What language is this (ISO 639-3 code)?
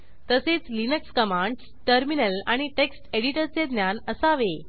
mar